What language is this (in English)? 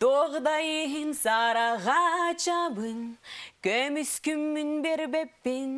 Turkish